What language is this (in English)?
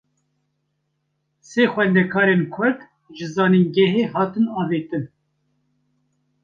Kurdish